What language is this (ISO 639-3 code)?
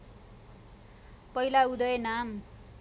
nep